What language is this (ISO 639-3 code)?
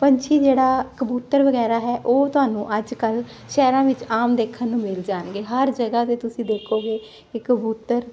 pan